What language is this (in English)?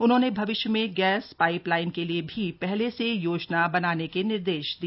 Hindi